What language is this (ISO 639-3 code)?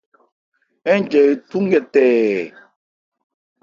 ebr